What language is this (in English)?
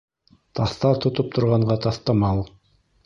Bashkir